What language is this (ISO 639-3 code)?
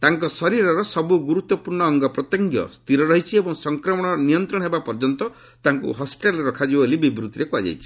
ori